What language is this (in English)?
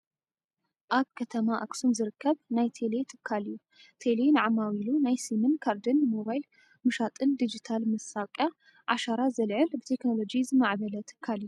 Tigrinya